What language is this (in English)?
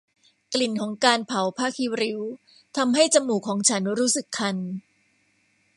Thai